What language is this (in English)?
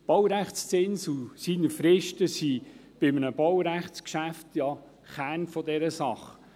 Swiss German